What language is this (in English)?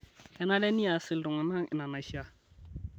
Masai